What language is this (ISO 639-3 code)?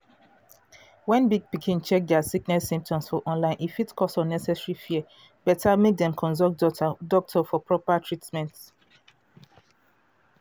pcm